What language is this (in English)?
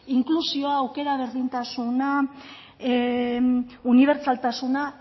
Basque